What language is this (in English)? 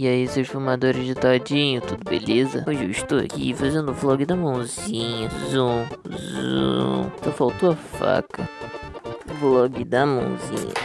Portuguese